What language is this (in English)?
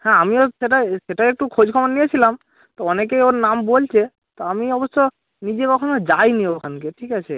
Bangla